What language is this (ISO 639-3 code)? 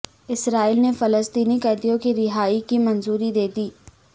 urd